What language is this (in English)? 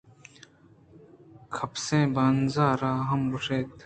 Eastern Balochi